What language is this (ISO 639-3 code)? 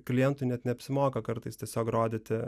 lit